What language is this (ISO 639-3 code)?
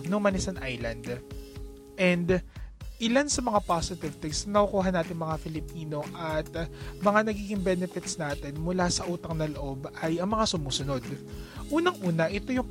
fil